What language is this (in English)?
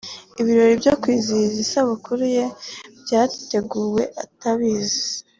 Kinyarwanda